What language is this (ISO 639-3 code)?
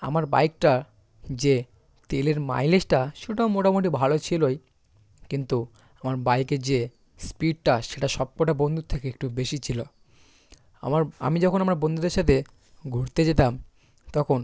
ben